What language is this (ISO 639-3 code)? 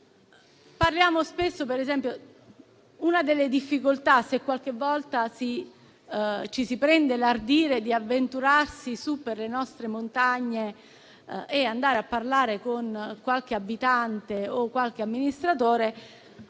ita